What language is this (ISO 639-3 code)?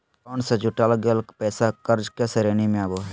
mag